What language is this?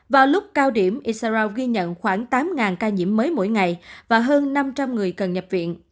Vietnamese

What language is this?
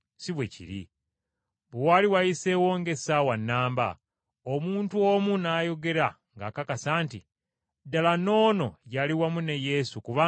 Ganda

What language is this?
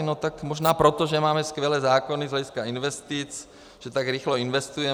Czech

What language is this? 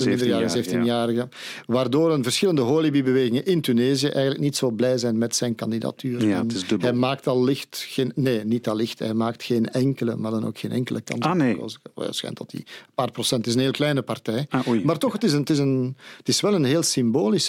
Dutch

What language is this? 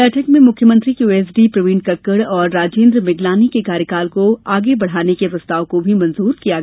Hindi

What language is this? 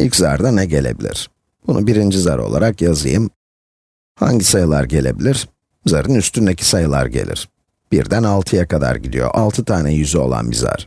Turkish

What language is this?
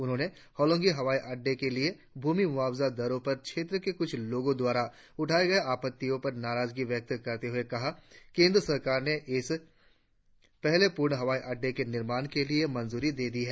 Hindi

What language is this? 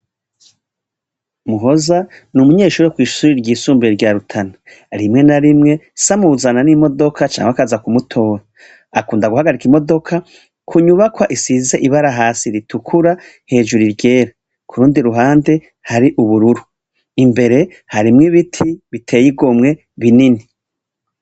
Rundi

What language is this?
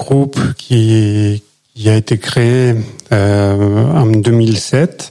French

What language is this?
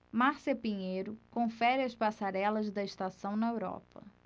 Portuguese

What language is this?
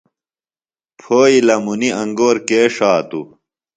Phalura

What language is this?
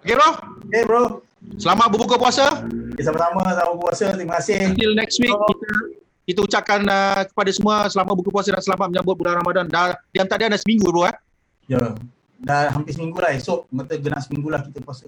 Malay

